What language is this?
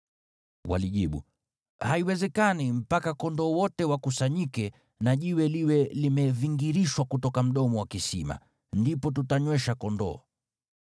Swahili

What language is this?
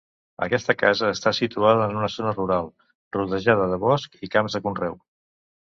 Catalan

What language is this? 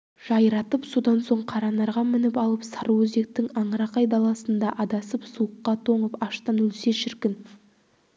Kazakh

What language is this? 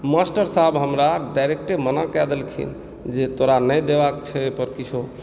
Maithili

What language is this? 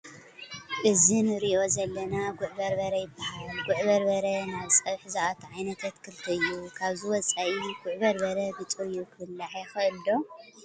Tigrinya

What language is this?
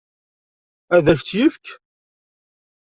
Kabyle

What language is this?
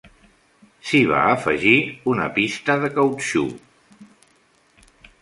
Catalan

